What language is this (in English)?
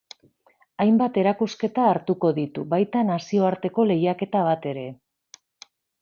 Basque